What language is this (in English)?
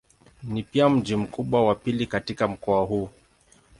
Swahili